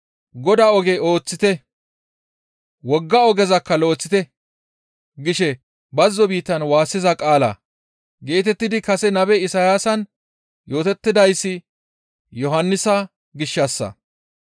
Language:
Gamo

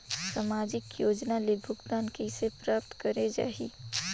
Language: Chhattisgarhi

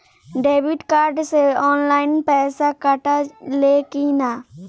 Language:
Bhojpuri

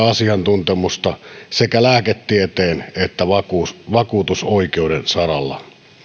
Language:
Finnish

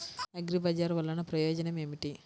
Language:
Telugu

